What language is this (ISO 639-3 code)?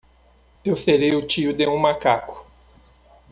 por